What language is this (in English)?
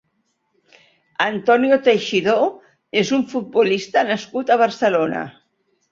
Catalan